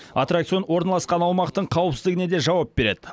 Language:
Kazakh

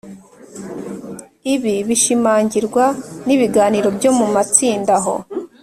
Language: Kinyarwanda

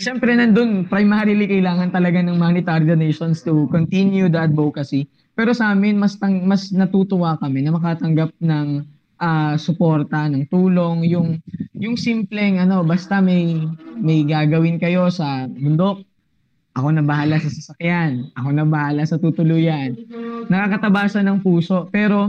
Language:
Filipino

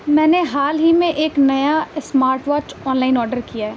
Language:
Urdu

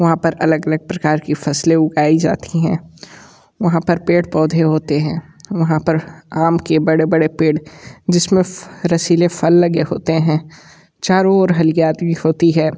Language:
Hindi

